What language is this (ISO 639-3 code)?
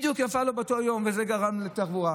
heb